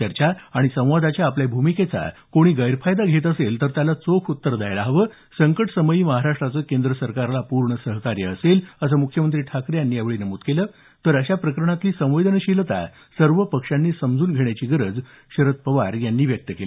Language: Marathi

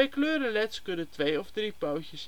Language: Dutch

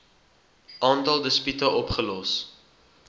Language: Afrikaans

